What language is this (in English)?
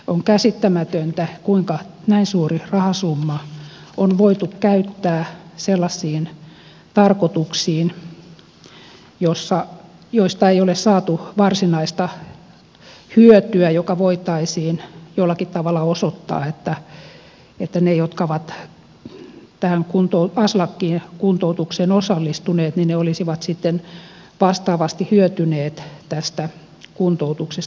Finnish